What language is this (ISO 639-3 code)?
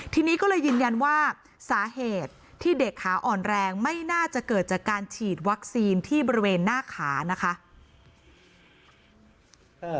tha